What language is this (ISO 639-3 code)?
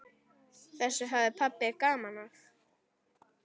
isl